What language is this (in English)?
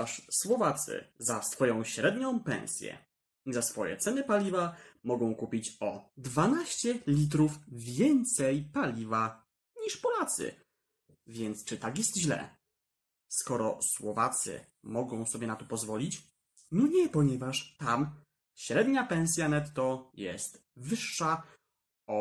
Polish